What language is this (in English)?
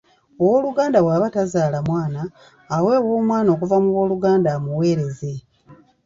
Ganda